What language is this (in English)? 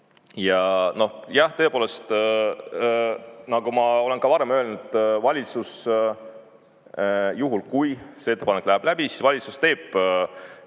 Estonian